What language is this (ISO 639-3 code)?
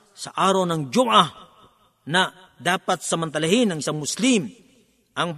fil